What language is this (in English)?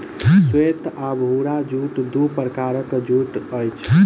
Maithili